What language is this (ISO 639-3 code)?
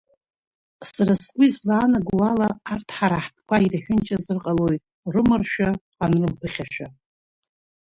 abk